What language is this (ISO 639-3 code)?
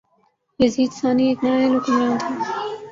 urd